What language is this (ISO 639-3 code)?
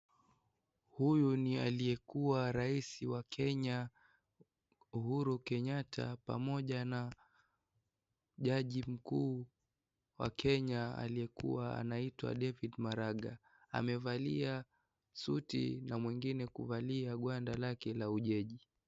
swa